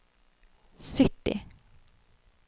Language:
Norwegian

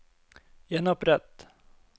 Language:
Norwegian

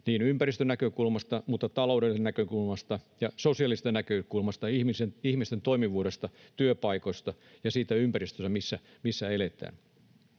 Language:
Finnish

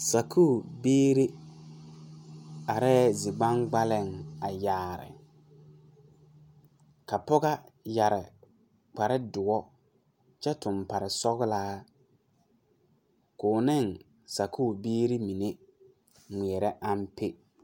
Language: Southern Dagaare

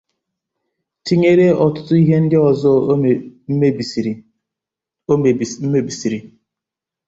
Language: Igbo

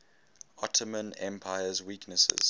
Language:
English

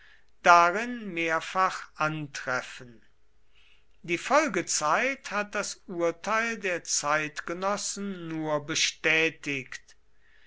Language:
German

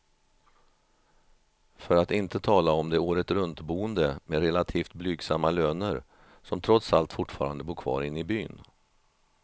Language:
Swedish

